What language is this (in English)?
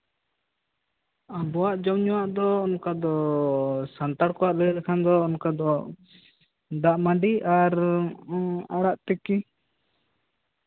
Santali